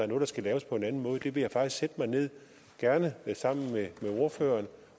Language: Danish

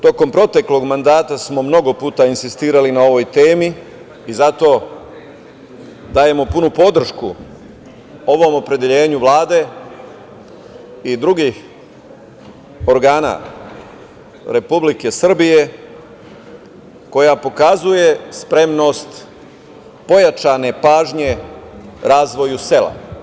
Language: Serbian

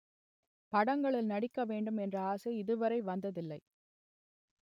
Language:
Tamil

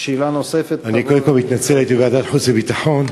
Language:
Hebrew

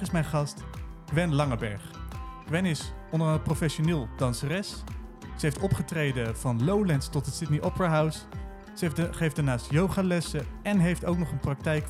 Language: Dutch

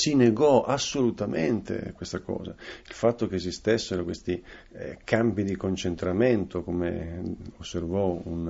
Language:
Italian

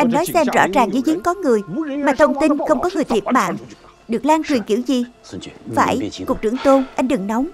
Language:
Vietnamese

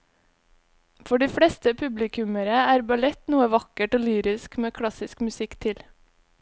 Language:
Norwegian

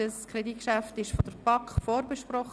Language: Swiss German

